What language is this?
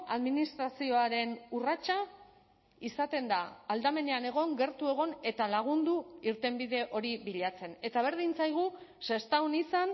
Basque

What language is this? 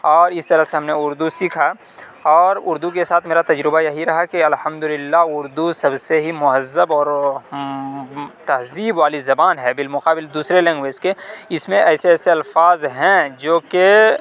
Urdu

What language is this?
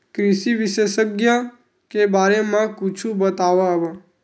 Chhattisgarhi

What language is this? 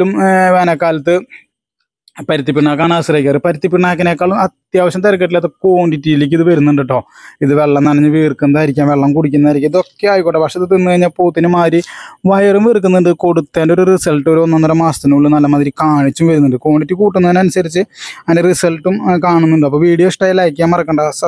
Arabic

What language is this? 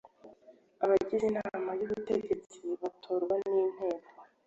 Kinyarwanda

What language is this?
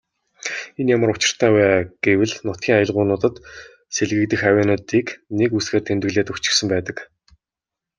Mongolian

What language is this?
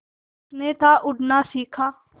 Hindi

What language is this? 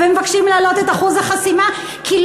Hebrew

